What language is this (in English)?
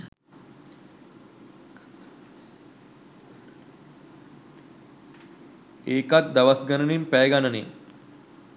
Sinhala